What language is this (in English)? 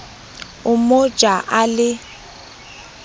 Southern Sotho